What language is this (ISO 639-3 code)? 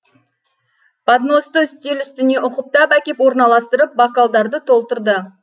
kaz